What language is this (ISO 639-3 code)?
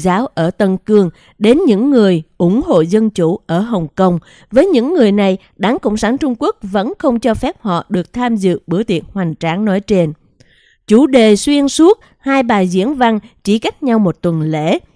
vie